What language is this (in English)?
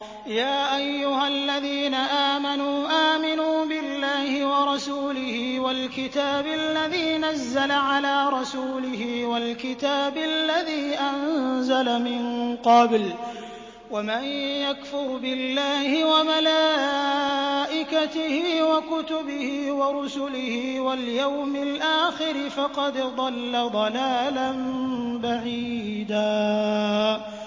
Arabic